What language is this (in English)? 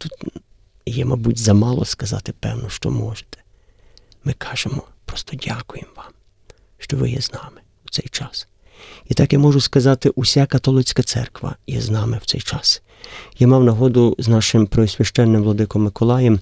Ukrainian